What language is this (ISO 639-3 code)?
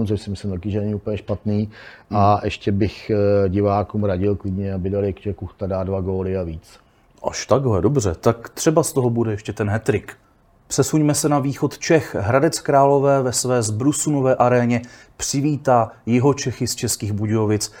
ces